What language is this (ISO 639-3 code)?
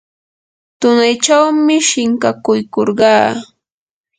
qur